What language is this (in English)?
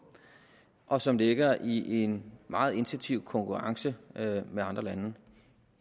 Danish